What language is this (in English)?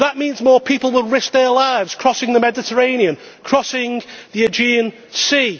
English